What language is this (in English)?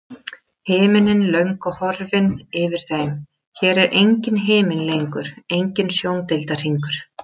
Icelandic